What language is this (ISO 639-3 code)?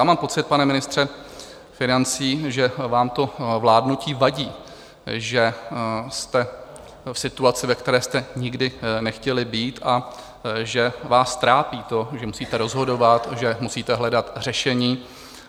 ces